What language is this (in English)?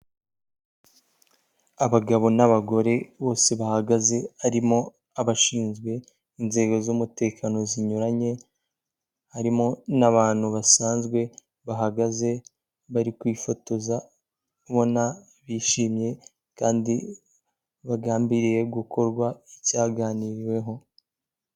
Kinyarwanda